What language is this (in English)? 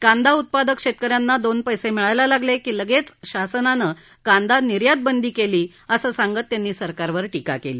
Marathi